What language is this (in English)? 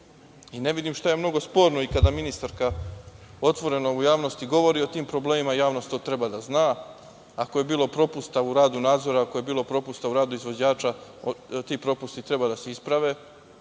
Serbian